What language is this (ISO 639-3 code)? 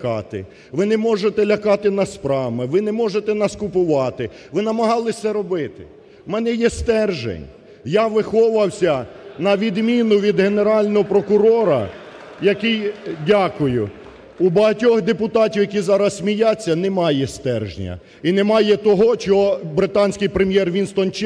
ukr